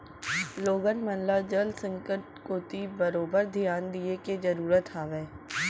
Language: Chhattisgarhi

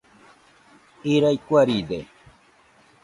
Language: Nüpode Huitoto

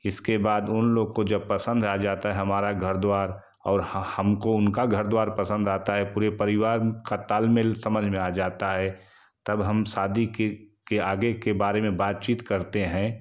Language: Hindi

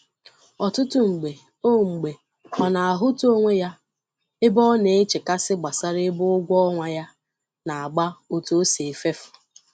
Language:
Igbo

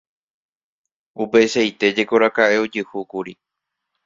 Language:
Guarani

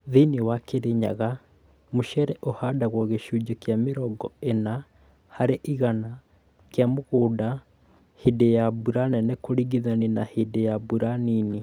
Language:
Kikuyu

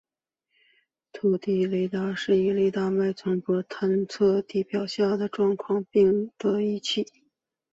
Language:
Chinese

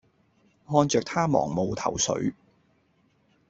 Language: Cantonese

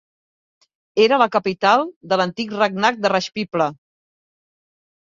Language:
Catalan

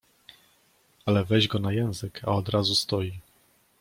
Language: Polish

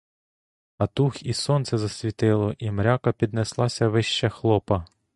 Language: Ukrainian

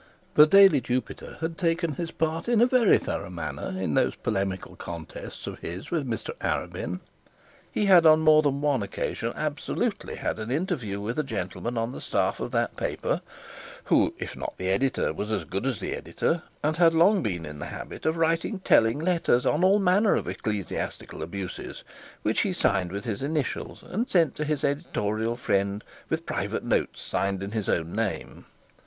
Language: English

